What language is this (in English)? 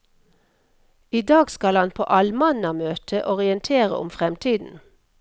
Norwegian